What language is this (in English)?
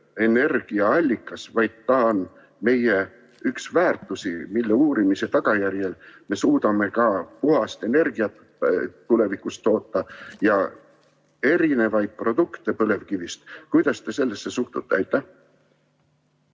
Estonian